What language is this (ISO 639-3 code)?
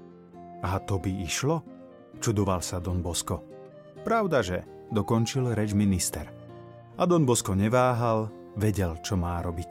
slk